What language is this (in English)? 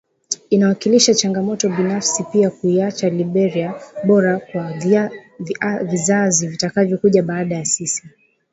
Swahili